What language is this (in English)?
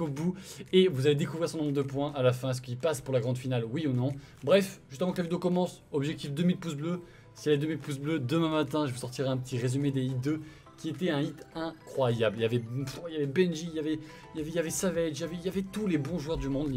French